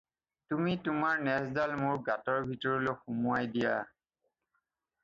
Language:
Assamese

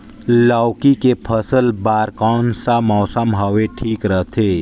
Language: Chhattisgarhi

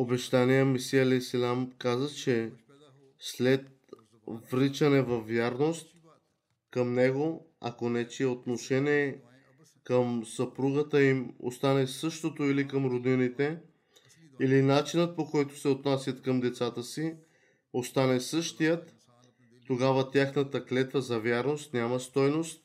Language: Bulgarian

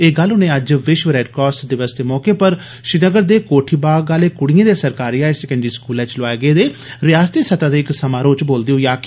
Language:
Dogri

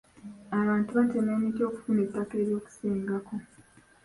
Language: Ganda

